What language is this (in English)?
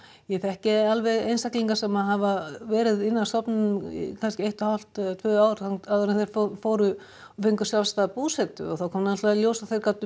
Icelandic